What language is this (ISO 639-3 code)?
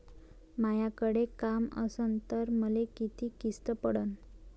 mar